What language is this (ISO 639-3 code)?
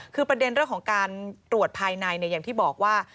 tha